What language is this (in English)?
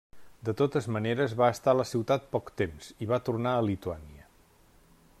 Catalan